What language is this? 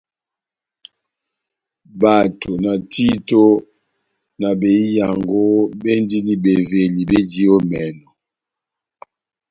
Batanga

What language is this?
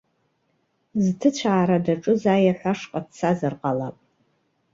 Abkhazian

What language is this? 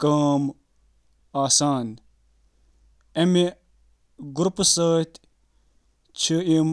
Kashmiri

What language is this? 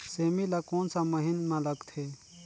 Chhattisgarhi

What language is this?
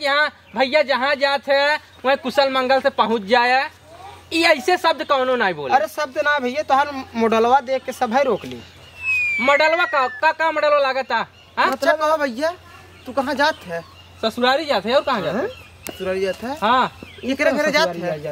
Hindi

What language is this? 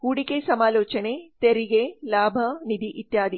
Kannada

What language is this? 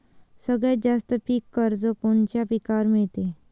Marathi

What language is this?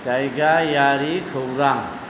Bodo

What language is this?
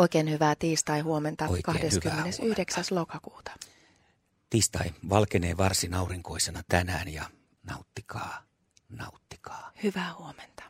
Finnish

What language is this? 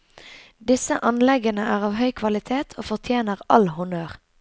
Norwegian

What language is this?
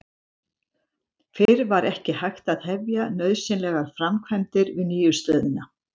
Icelandic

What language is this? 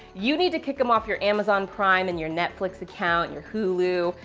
English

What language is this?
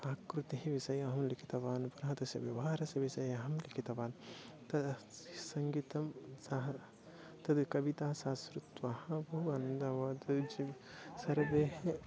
Sanskrit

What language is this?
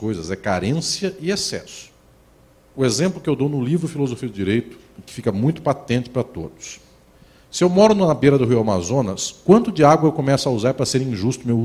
Portuguese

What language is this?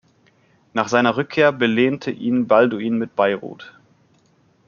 German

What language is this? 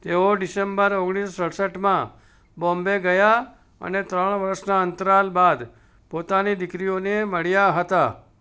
Gujarati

